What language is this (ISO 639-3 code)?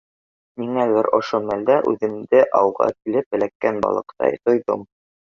bak